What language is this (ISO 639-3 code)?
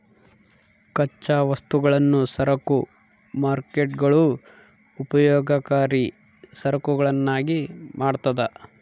kan